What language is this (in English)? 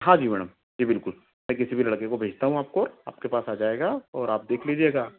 Hindi